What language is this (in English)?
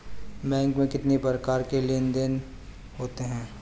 Hindi